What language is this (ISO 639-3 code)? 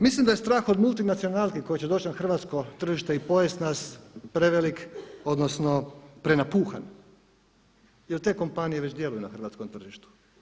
hrv